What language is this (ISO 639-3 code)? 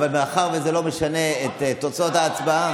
heb